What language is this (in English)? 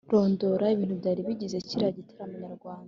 Kinyarwanda